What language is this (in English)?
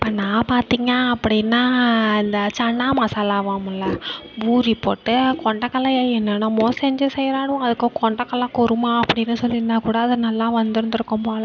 Tamil